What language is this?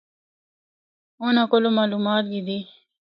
Northern Hindko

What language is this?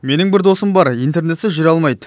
Kazakh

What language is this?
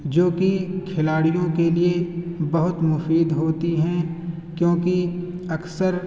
Urdu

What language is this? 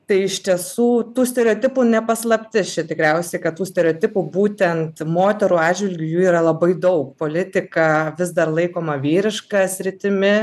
Lithuanian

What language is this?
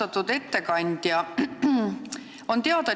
Estonian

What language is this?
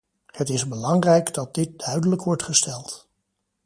Dutch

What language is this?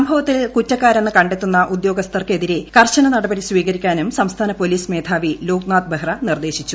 Malayalam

